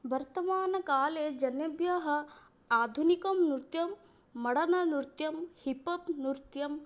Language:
Sanskrit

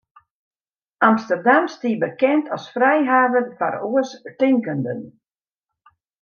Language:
Western Frisian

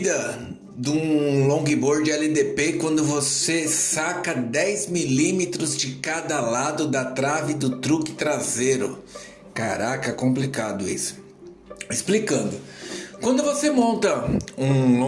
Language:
Portuguese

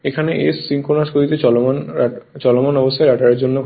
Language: Bangla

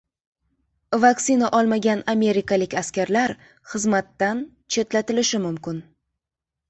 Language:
Uzbek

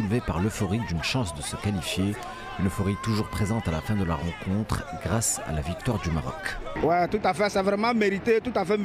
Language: French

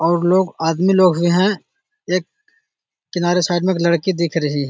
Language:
Magahi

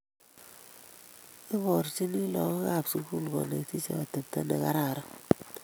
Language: Kalenjin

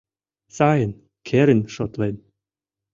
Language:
Mari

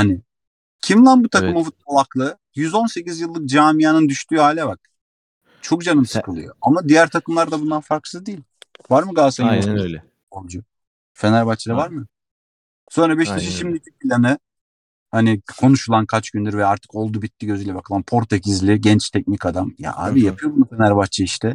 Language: Turkish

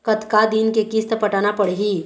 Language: Chhattisgarhi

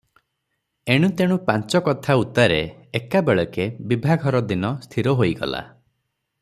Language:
Odia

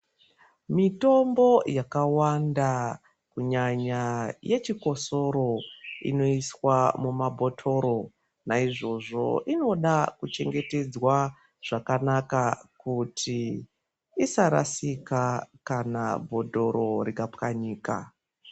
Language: Ndau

